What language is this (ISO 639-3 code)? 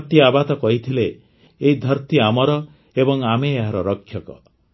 ori